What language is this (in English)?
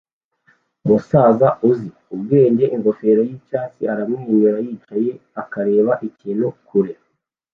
Kinyarwanda